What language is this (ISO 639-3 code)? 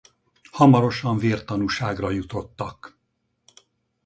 hun